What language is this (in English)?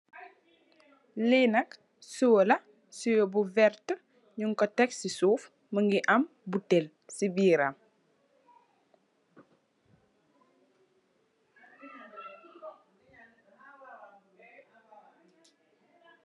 Wolof